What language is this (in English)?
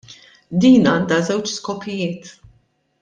Maltese